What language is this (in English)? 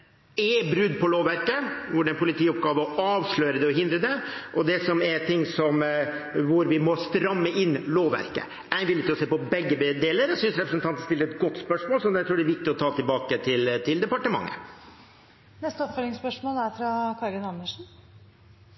Norwegian